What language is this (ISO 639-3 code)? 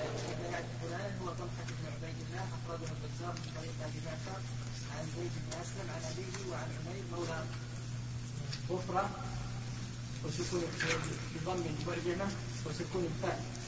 ara